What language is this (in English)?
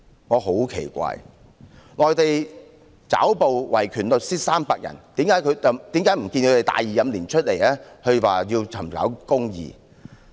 Cantonese